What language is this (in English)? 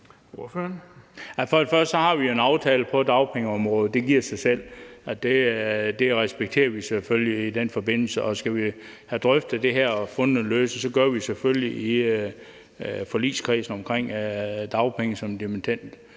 Danish